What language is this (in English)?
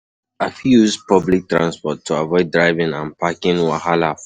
Nigerian Pidgin